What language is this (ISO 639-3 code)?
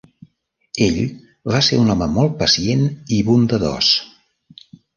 cat